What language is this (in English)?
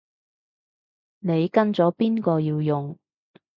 Cantonese